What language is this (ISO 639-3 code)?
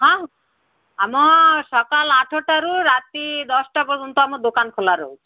ori